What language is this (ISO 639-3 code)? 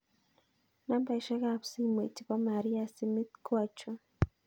kln